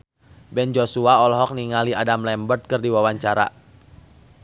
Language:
Sundanese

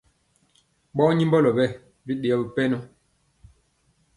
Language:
Mpiemo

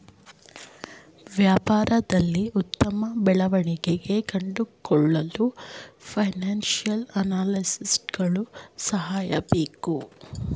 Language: Kannada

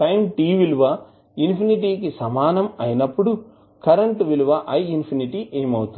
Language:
Telugu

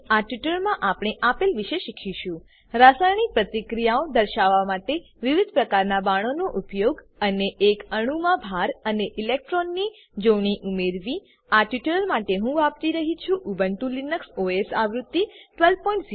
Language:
Gujarati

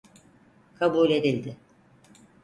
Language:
Turkish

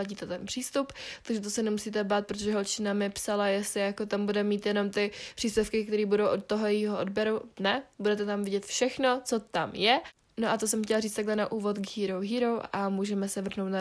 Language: Czech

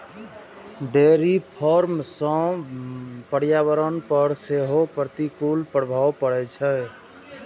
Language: Maithili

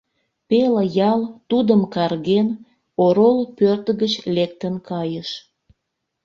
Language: Mari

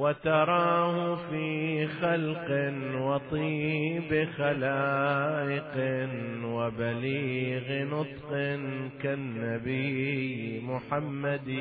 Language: Arabic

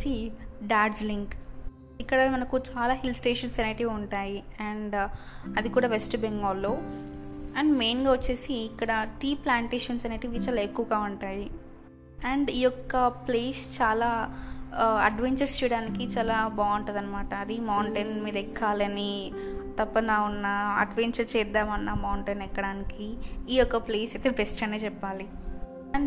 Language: Telugu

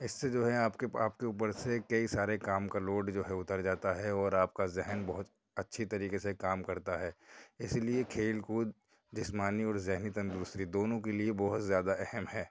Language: Urdu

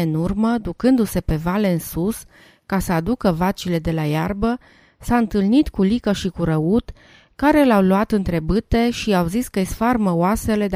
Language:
Romanian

